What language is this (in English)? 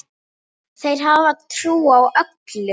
Icelandic